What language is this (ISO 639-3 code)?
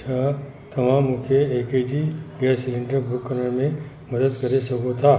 snd